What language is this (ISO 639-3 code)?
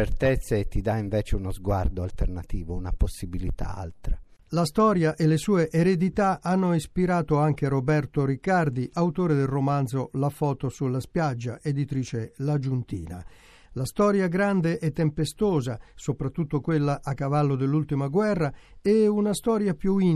ita